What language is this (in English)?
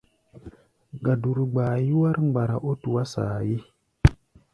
Gbaya